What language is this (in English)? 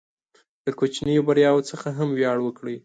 Pashto